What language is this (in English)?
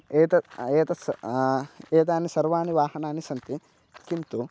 Sanskrit